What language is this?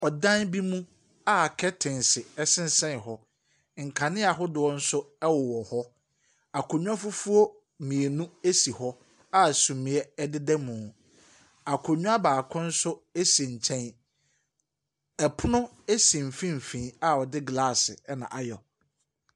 Akan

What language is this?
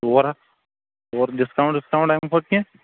Kashmiri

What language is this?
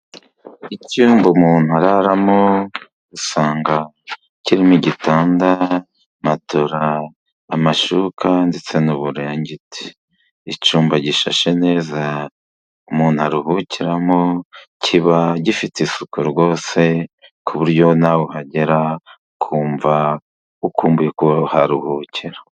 Kinyarwanda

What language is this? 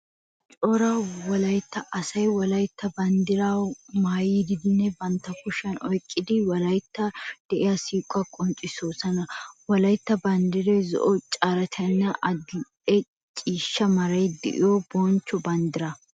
Wolaytta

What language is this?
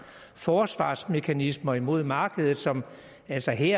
Danish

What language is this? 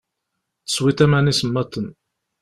Kabyle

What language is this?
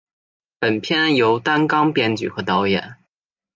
Chinese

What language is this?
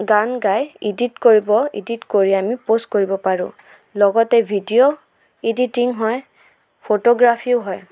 Assamese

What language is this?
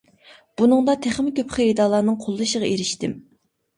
Uyghur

